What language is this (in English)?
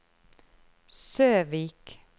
Norwegian